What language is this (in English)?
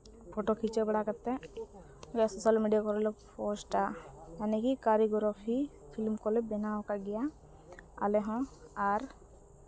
Santali